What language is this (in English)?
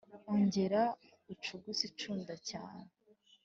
Kinyarwanda